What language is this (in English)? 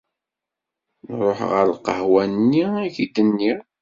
Kabyle